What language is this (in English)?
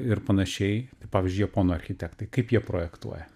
Lithuanian